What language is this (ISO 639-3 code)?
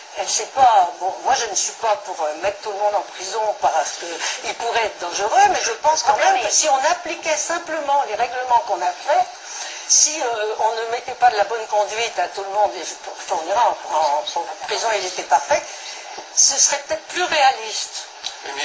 fra